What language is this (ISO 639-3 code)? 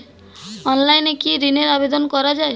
ben